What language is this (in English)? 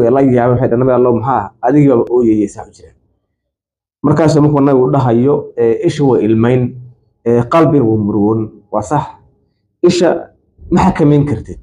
Arabic